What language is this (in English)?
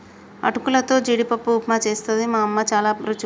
Telugu